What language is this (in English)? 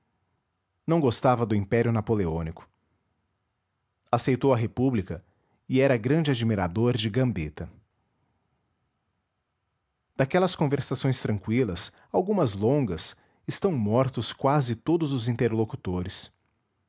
Portuguese